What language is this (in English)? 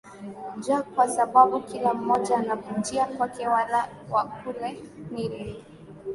Swahili